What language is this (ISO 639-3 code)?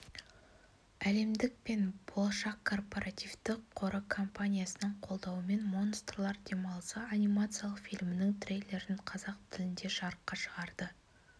kaz